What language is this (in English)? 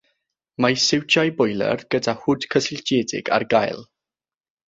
Welsh